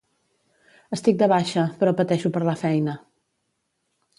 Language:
Catalan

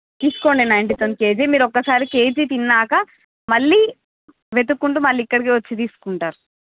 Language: Telugu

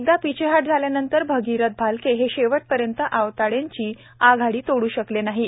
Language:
Marathi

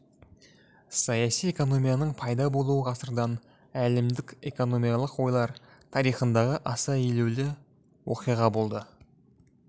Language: Kazakh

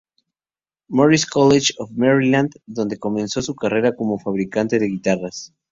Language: Spanish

